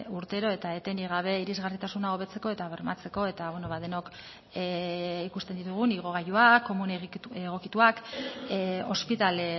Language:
Basque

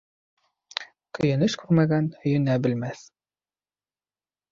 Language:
Bashkir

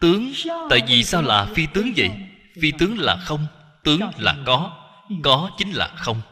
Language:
Vietnamese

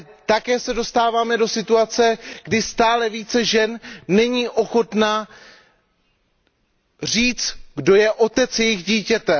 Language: Czech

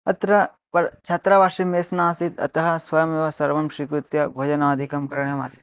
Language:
Sanskrit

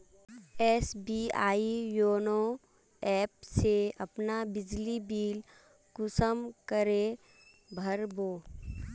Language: Magahi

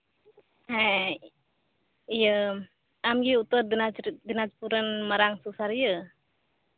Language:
Santali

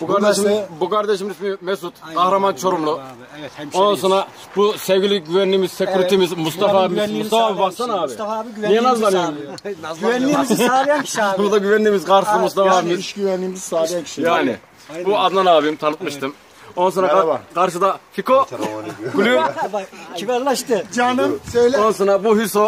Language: Turkish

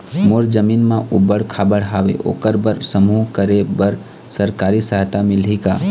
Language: Chhattisgarhi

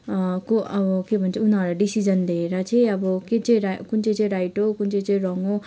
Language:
Nepali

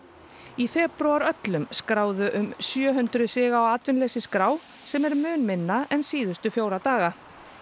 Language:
Icelandic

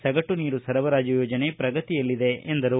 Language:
Kannada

